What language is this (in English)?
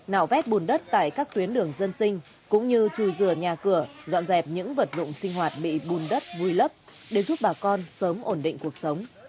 Vietnamese